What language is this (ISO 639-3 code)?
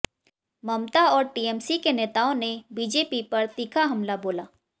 hin